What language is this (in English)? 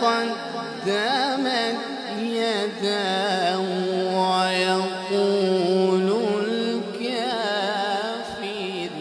Arabic